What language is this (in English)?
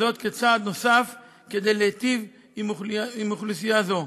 Hebrew